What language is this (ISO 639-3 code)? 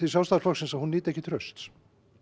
isl